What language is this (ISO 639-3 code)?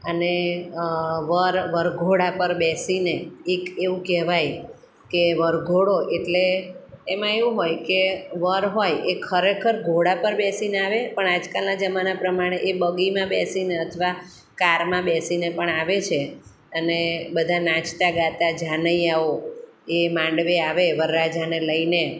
guj